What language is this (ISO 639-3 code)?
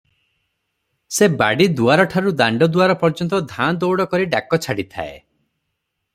ori